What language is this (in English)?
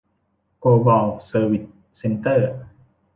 Thai